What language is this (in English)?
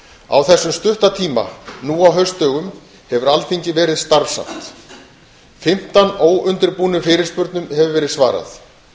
Icelandic